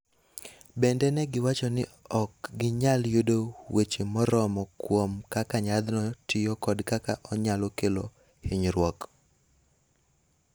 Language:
Luo (Kenya and Tanzania)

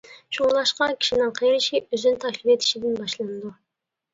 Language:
Uyghur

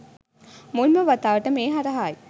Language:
Sinhala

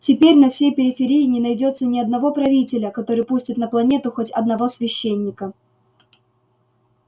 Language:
Russian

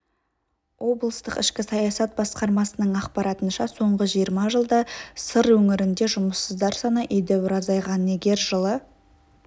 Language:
Kazakh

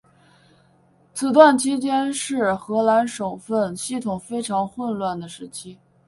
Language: Chinese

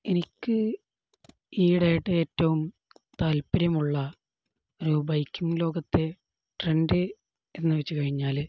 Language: Malayalam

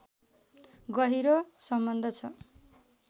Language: Nepali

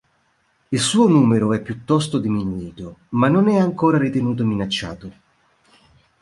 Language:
Italian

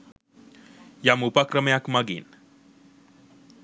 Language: Sinhala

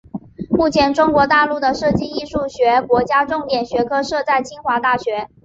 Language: Chinese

